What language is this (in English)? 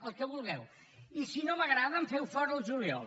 Catalan